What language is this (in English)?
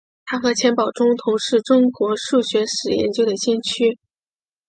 Chinese